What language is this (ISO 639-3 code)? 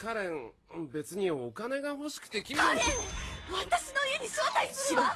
jpn